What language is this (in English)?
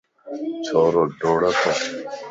Lasi